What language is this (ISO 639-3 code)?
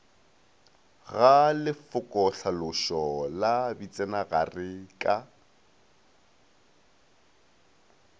nso